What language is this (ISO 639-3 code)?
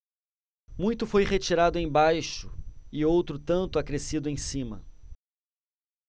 por